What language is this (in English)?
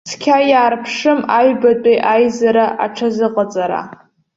Abkhazian